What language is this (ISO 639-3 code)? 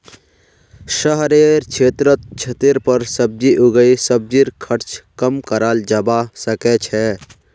mag